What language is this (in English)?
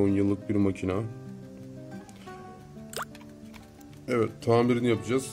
Turkish